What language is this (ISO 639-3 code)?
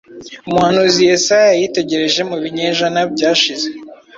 kin